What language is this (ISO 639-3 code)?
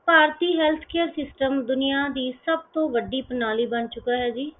pan